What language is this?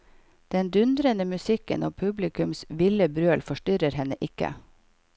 Norwegian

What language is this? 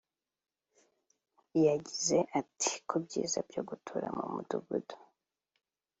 Kinyarwanda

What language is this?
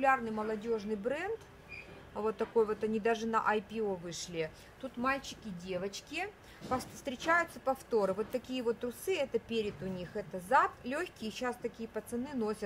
Russian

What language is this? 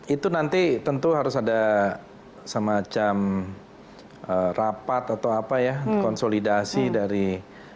Indonesian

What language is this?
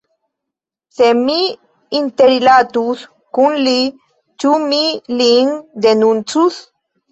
Esperanto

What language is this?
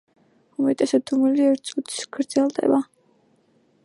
Georgian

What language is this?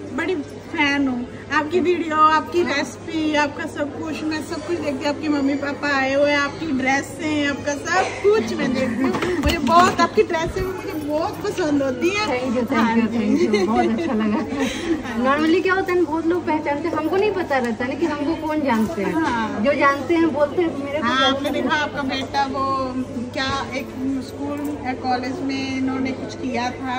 Hindi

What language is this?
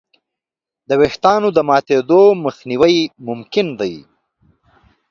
Pashto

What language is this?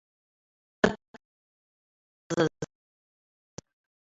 Abkhazian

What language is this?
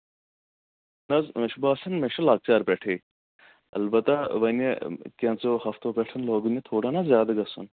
Kashmiri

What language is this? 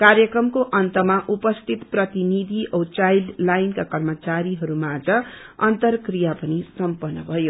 Nepali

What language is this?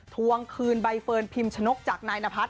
Thai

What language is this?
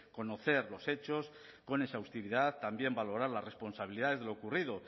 Spanish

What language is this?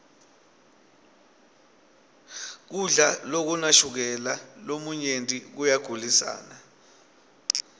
Swati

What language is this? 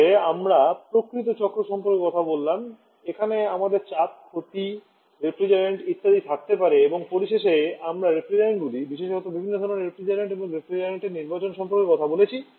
Bangla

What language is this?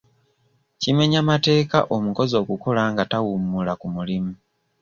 Ganda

